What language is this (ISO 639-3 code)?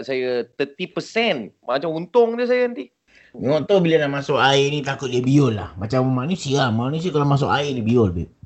msa